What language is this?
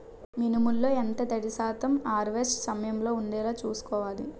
Telugu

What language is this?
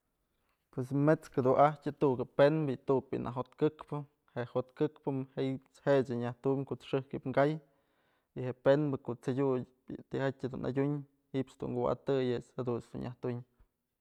Mazatlán Mixe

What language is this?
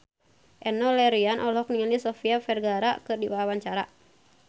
Sundanese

